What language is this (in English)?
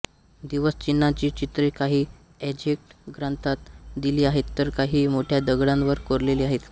Marathi